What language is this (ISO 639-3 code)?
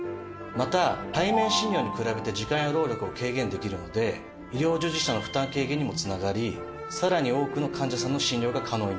jpn